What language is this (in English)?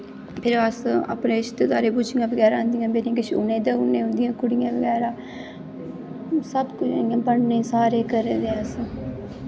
Dogri